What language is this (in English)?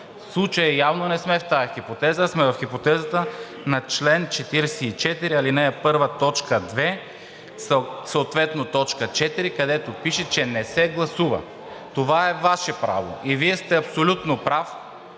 Bulgarian